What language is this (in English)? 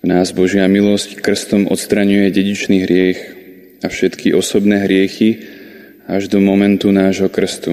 Slovak